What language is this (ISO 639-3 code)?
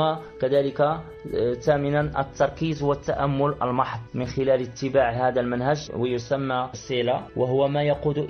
ara